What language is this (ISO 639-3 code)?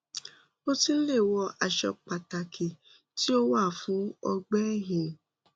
yor